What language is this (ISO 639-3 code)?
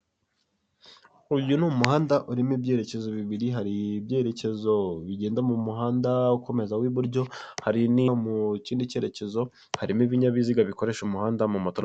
kin